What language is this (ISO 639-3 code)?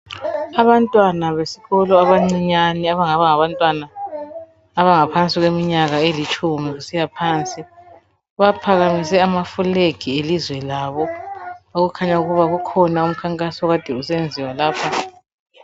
nde